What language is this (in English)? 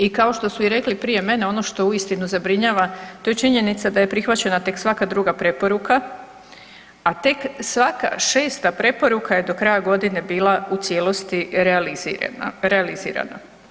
Croatian